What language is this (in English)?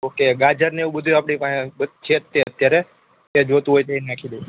Gujarati